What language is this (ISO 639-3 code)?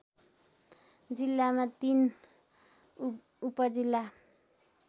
nep